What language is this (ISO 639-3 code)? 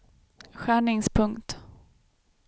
swe